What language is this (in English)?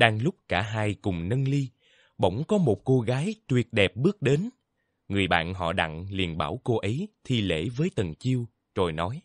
Vietnamese